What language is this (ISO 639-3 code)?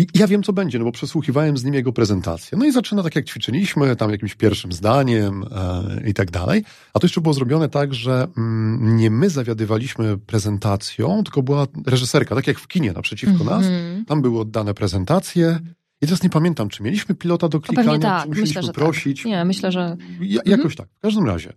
pol